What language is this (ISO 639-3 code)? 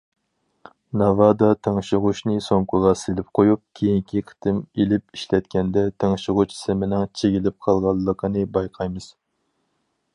uig